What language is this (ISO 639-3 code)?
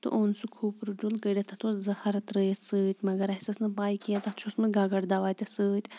kas